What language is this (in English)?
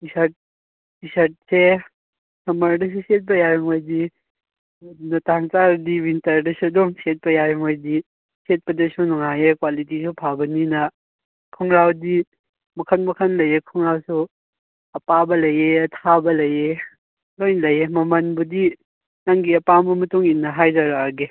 Manipuri